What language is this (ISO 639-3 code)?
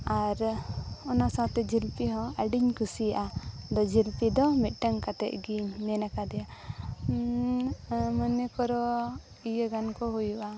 sat